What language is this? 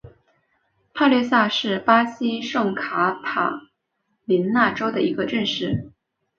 Chinese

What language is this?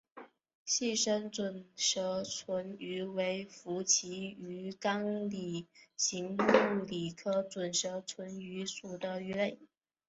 Chinese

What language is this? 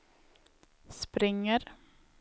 Swedish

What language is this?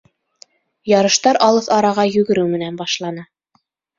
Bashkir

